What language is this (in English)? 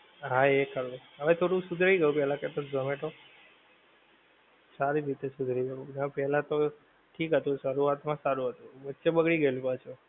Gujarati